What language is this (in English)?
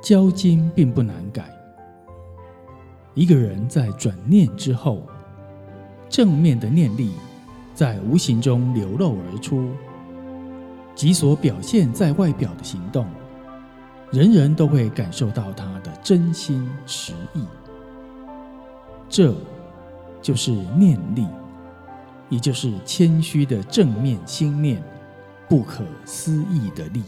Chinese